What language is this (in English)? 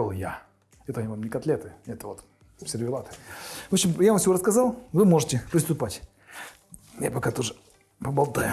Russian